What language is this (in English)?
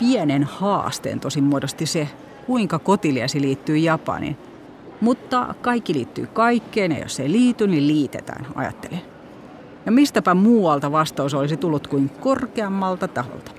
Finnish